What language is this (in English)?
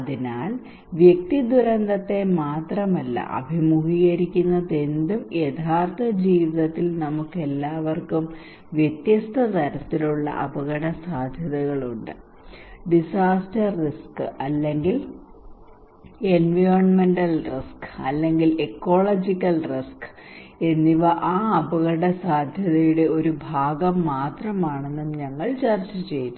Malayalam